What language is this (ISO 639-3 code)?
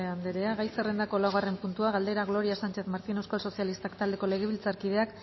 eus